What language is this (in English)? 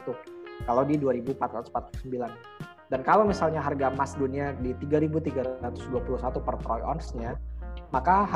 Indonesian